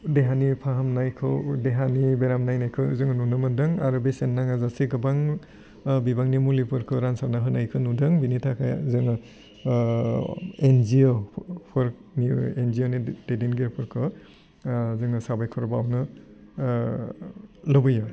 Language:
Bodo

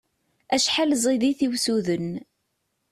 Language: Kabyle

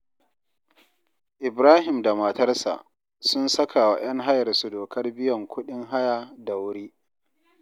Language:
Hausa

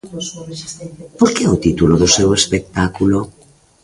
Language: Galician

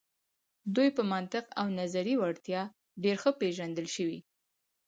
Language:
Pashto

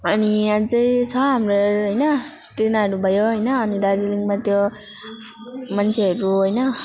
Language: Nepali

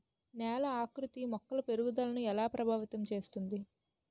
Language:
Telugu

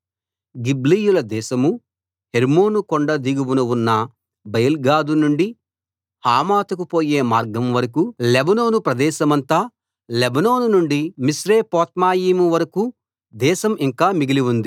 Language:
Telugu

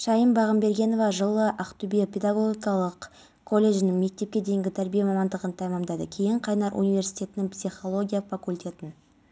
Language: Kazakh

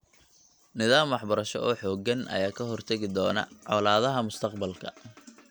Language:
Somali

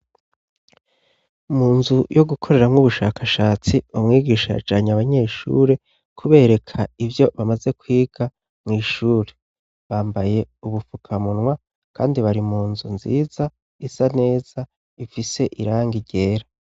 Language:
Rundi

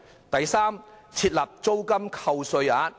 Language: Cantonese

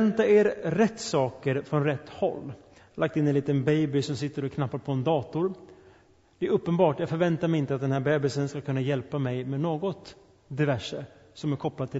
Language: Swedish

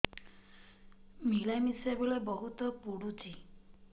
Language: Odia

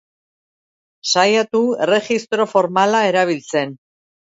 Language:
Basque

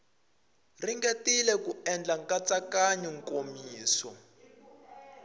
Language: Tsonga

